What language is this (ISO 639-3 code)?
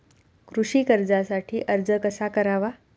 mar